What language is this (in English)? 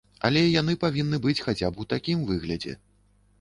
Belarusian